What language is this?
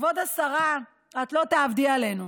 Hebrew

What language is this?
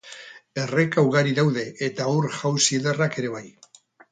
Basque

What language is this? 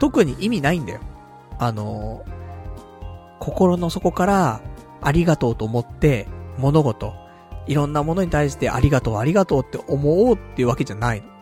Japanese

